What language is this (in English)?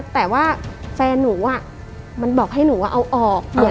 Thai